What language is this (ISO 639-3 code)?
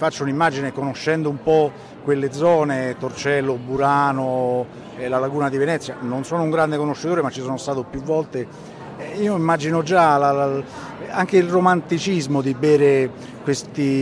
ita